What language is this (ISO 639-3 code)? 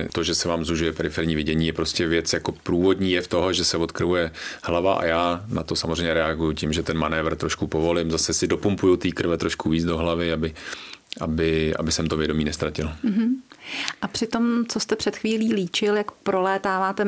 ces